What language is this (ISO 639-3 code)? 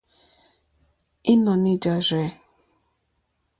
bri